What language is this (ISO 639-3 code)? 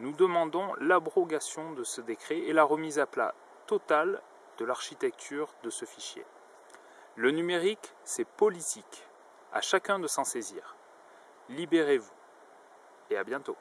fra